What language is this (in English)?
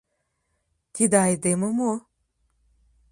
Mari